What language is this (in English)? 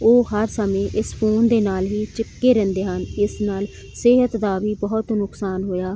Punjabi